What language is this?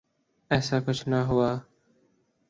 Urdu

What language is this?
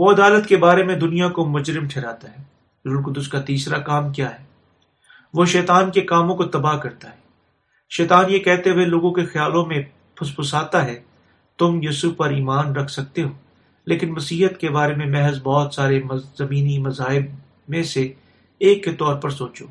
Urdu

